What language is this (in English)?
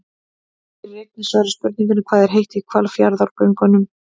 Icelandic